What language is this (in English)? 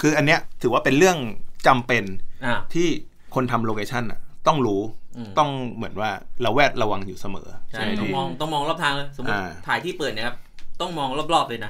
Thai